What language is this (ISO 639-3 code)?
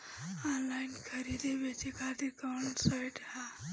bho